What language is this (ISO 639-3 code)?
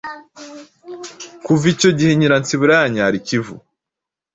kin